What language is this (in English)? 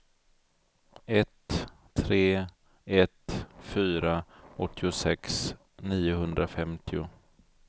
Swedish